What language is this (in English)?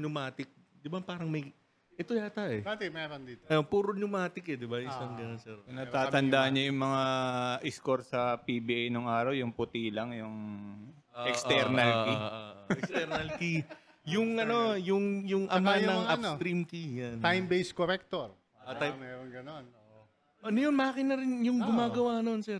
Filipino